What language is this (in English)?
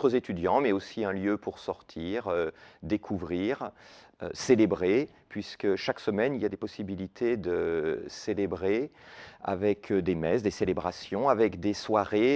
French